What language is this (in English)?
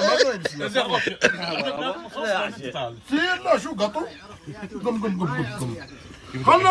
Arabic